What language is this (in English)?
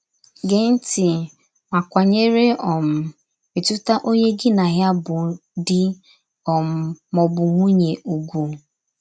Igbo